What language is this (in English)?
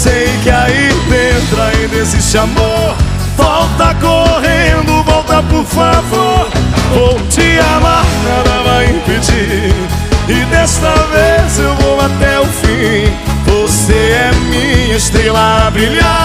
Portuguese